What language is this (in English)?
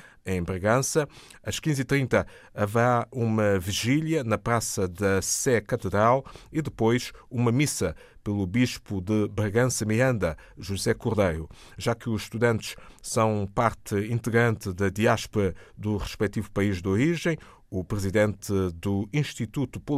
Portuguese